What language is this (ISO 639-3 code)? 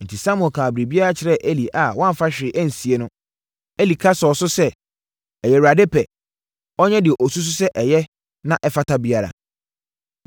aka